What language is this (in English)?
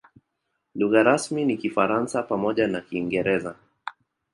Swahili